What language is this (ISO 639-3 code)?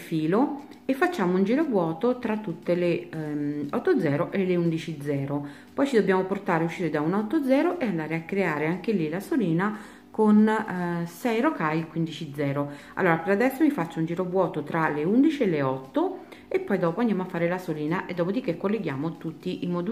ita